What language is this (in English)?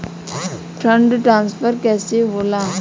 Bhojpuri